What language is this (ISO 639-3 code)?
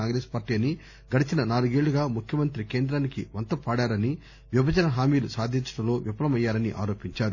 tel